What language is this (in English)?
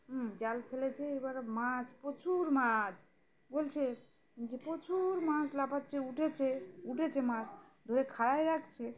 Bangla